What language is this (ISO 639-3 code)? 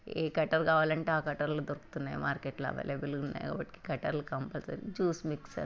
tel